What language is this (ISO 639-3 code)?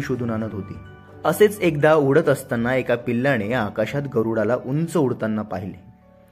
mar